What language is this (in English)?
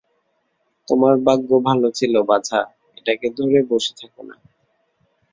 Bangla